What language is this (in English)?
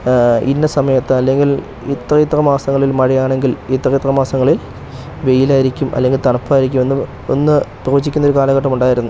Malayalam